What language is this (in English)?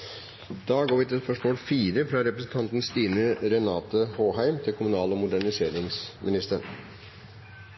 Norwegian